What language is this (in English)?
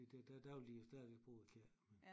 Danish